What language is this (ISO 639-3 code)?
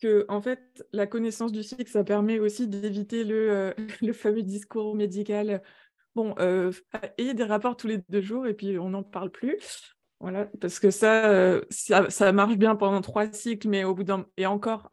fra